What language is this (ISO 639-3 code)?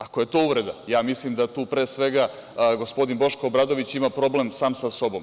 srp